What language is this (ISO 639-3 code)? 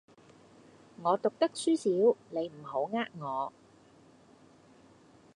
yue